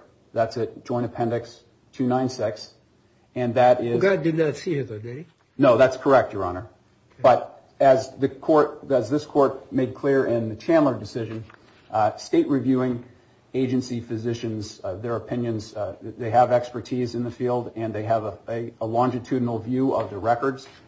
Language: English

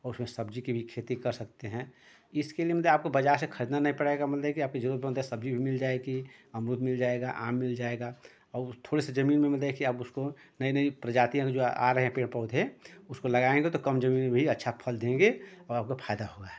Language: Hindi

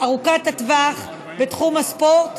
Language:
Hebrew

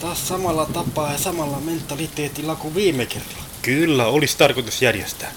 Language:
Finnish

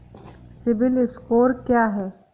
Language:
Hindi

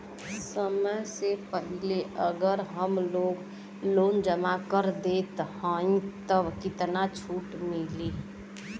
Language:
Bhojpuri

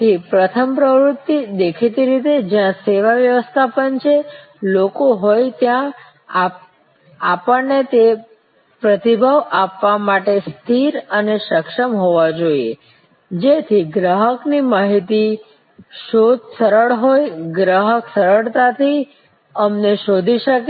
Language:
Gujarati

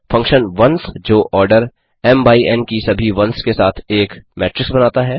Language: Hindi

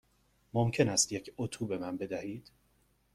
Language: Persian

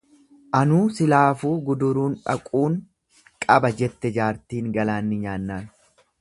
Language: Oromo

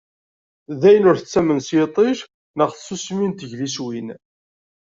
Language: Kabyle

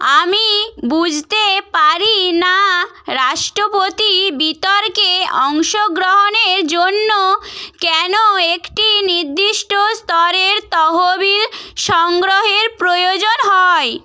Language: Bangla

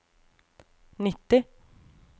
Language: Norwegian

